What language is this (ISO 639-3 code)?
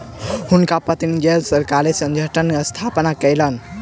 mai